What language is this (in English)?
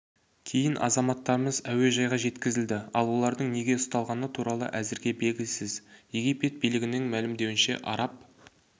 Kazakh